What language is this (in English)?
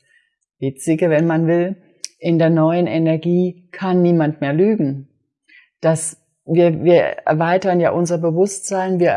German